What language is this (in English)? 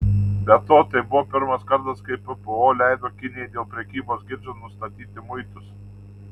Lithuanian